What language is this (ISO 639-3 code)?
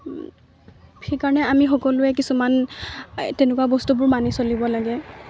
asm